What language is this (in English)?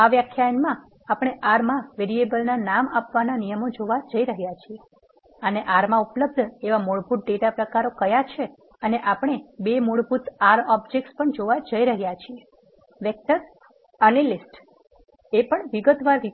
Gujarati